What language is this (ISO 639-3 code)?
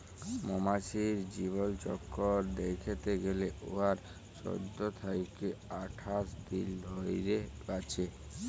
ben